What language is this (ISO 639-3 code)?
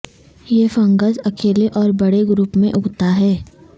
urd